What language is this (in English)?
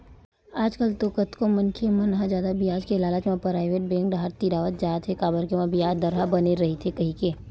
Chhattisgarhi